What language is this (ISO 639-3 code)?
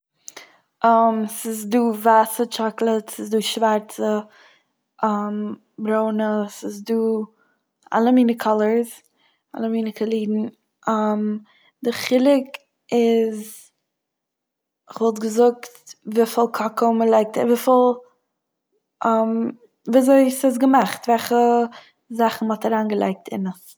yid